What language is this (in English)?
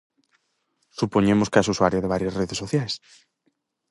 Galician